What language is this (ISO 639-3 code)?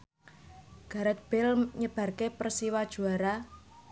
jav